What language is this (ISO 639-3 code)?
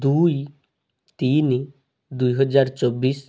ori